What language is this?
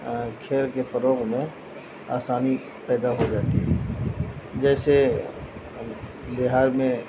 Urdu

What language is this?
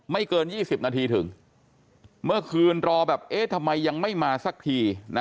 Thai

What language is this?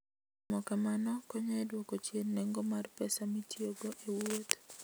Luo (Kenya and Tanzania)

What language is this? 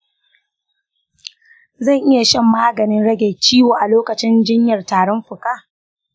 Hausa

